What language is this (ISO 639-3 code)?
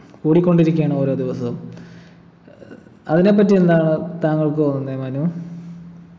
mal